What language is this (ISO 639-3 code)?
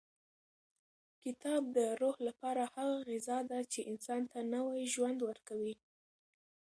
pus